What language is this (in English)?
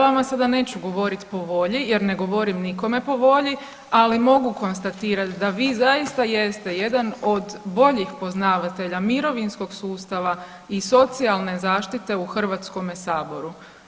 Croatian